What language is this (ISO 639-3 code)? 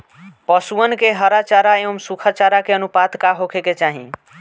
bho